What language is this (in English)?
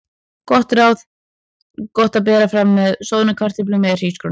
Icelandic